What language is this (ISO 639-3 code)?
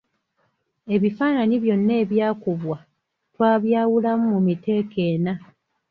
lug